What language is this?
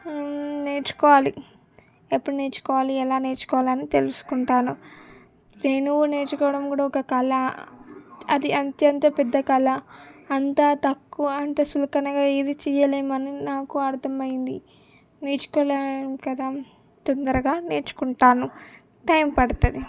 Telugu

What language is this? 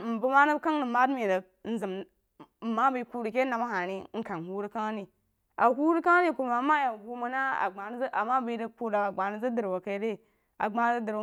Jiba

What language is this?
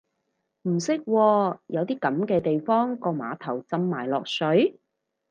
Cantonese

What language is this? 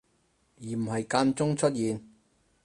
Cantonese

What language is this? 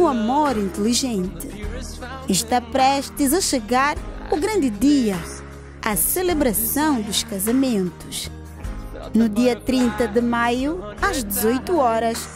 Portuguese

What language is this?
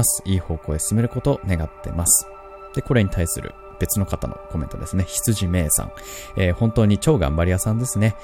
Japanese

